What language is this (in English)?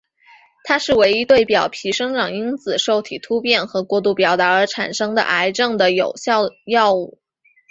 Chinese